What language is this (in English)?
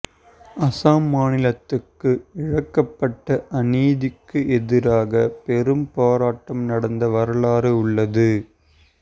Tamil